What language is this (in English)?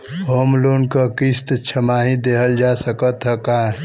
Bhojpuri